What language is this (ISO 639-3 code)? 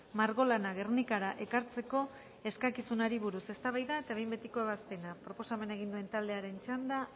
eus